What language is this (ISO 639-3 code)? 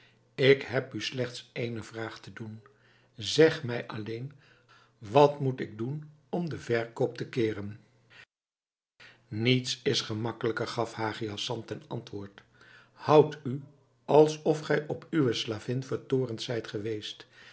nld